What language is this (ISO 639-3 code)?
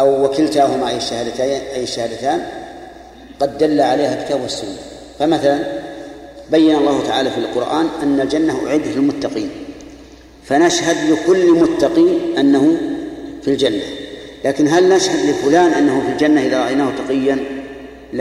ara